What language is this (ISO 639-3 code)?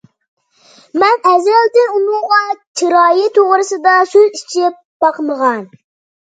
uig